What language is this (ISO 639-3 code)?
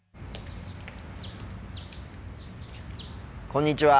jpn